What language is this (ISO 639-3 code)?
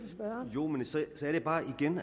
dan